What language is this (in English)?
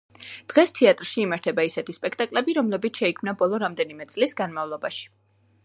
Georgian